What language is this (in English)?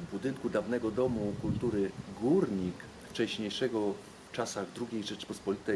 Polish